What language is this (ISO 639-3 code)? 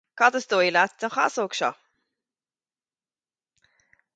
gle